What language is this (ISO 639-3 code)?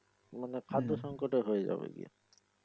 ben